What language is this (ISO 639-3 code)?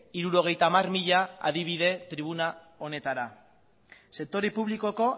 eus